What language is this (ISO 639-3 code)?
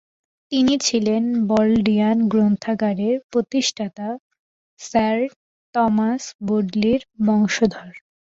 ben